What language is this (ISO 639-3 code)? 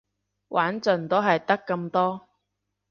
yue